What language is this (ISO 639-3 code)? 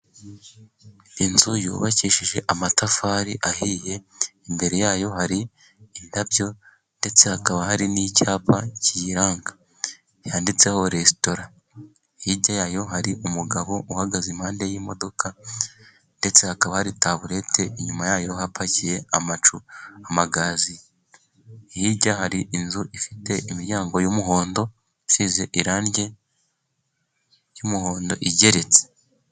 kin